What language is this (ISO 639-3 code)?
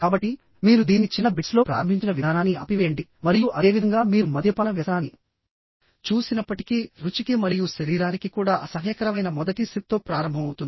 tel